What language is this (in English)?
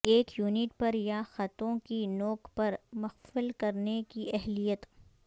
Urdu